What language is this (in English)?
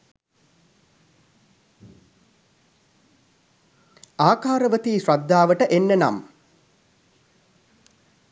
Sinhala